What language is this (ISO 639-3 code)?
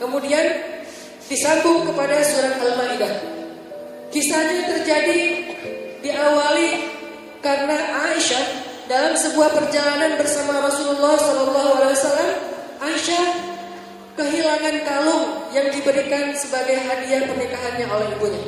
ind